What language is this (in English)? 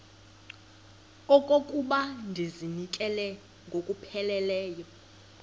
Xhosa